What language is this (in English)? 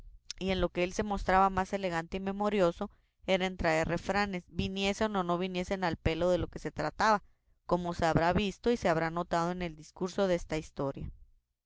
Spanish